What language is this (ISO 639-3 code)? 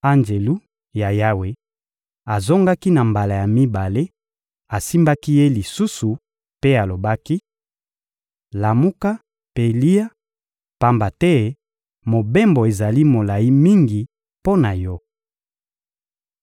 lin